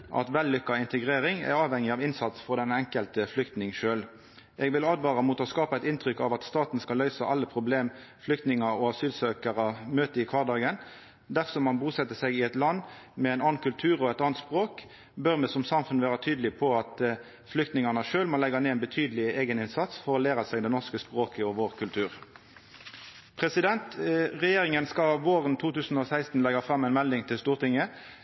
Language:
Norwegian Nynorsk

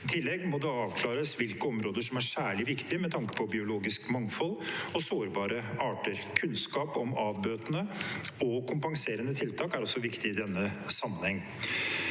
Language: Norwegian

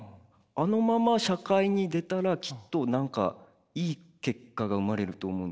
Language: Japanese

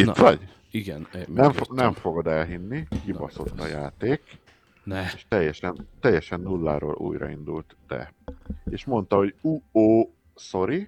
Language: Hungarian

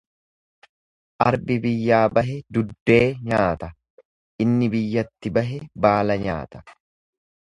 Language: Oromo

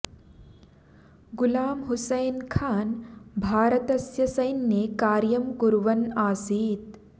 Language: Sanskrit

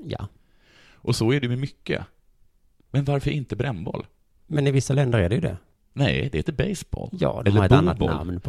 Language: Swedish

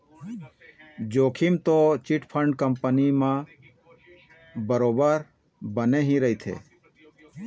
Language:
Chhattisgarhi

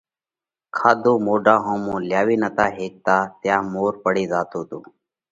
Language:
Parkari Koli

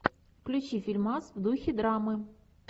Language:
Russian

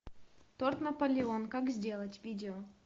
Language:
Russian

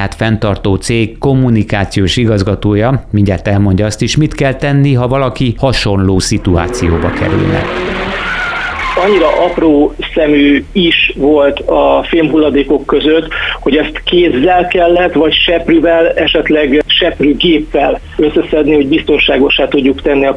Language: Hungarian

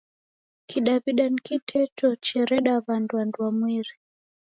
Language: Taita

